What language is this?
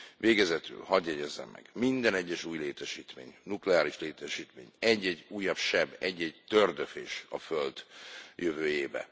Hungarian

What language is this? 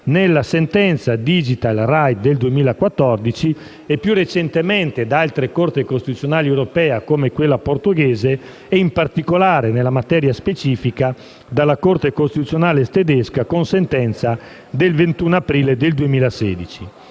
Italian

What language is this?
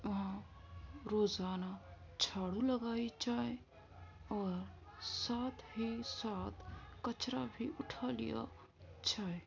Urdu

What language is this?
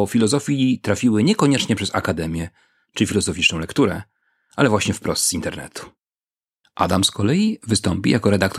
Polish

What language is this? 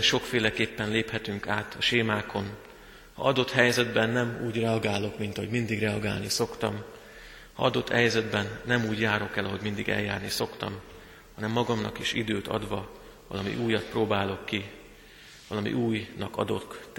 Hungarian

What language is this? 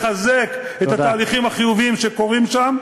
Hebrew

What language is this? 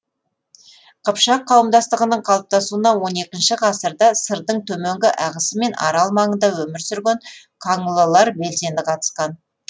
Kazakh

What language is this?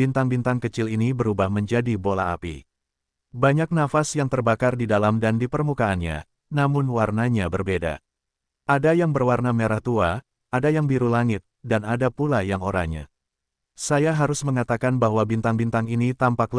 Indonesian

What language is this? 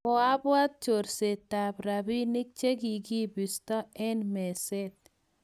Kalenjin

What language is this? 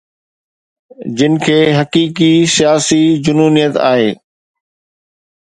Sindhi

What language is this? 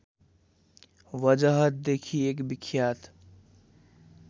Nepali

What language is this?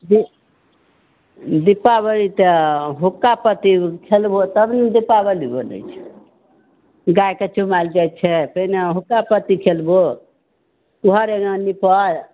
Maithili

